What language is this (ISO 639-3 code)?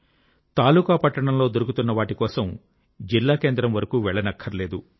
tel